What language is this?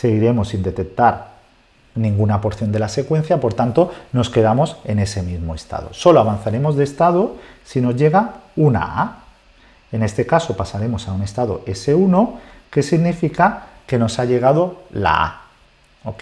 Spanish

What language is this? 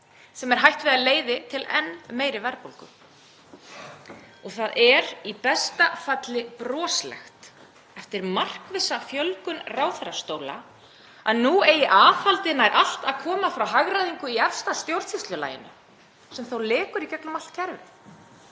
Icelandic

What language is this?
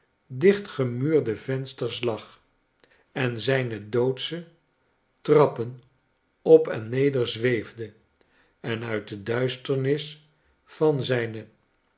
Dutch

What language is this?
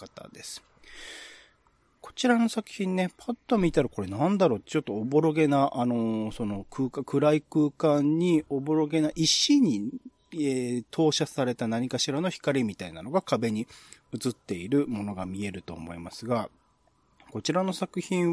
Japanese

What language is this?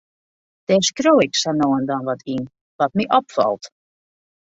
Western Frisian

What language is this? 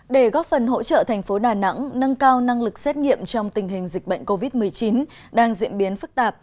Vietnamese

